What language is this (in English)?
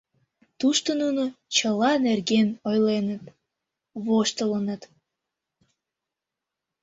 Mari